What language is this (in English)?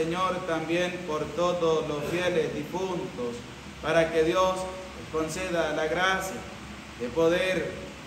Spanish